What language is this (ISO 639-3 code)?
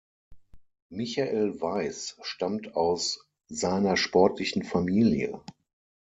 deu